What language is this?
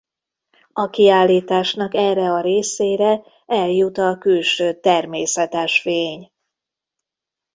Hungarian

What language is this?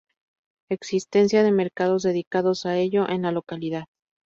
Spanish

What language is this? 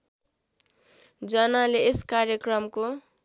Nepali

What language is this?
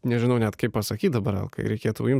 Lithuanian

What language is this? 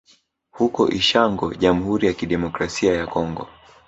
Swahili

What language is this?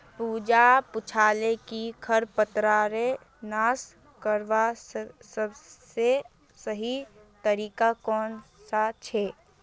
Magahi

